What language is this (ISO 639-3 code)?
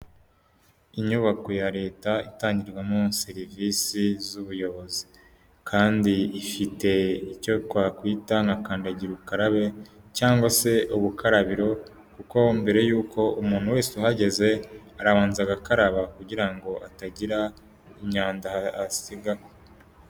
kin